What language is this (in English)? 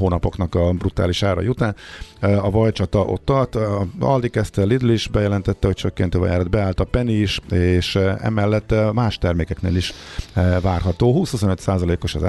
Hungarian